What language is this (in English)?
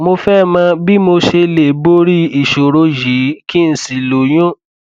Yoruba